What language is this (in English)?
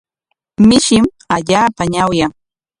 Corongo Ancash Quechua